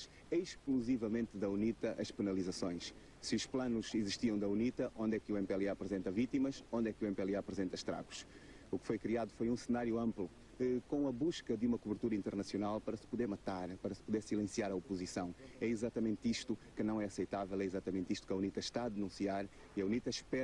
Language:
Portuguese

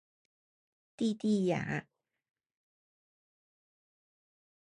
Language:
Chinese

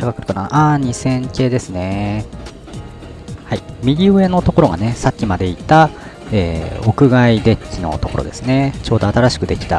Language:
Japanese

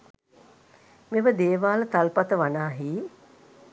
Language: Sinhala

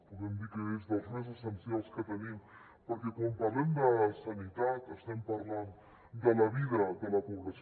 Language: Catalan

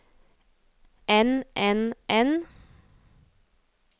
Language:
Norwegian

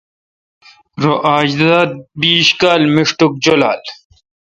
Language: Kalkoti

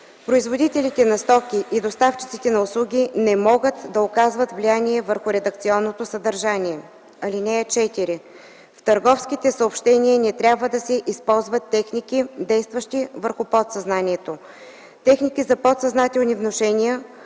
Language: Bulgarian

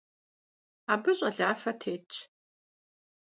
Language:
Kabardian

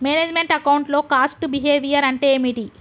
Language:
Telugu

